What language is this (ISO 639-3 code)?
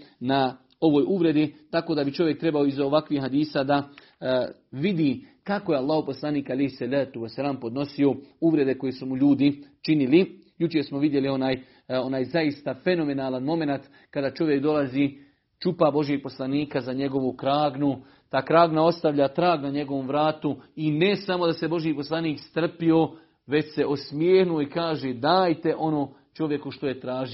hrv